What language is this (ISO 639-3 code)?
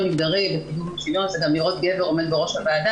heb